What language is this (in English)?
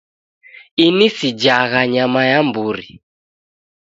Taita